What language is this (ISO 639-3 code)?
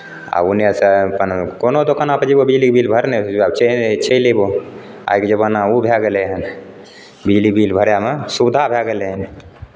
mai